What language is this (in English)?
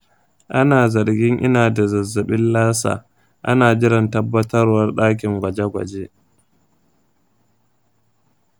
Hausa